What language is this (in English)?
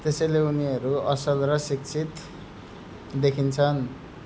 Nepali